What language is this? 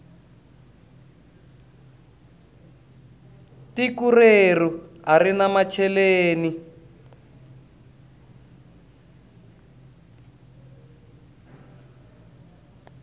Tsonga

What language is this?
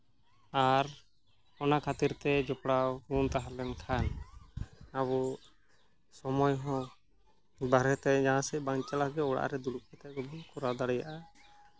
Santali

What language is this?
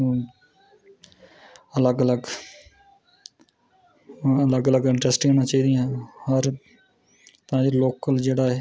Dogri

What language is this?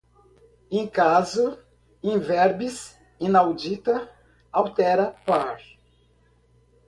Portuguese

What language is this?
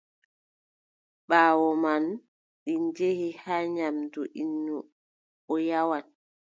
Adamawa Fulfulde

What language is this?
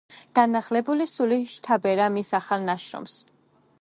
Georgian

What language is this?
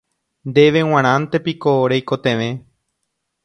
Guarani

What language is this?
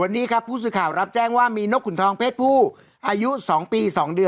Thai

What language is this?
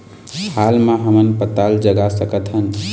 Chhattisgarhi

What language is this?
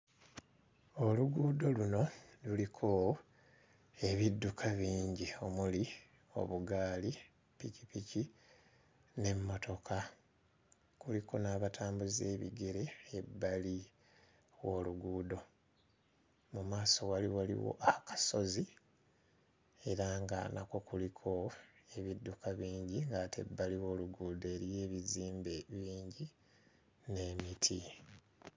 Ganda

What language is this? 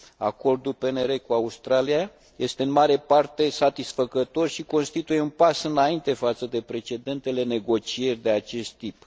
Romanian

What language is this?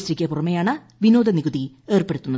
Malayalam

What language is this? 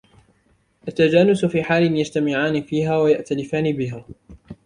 Arabic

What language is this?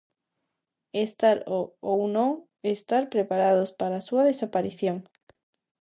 Galician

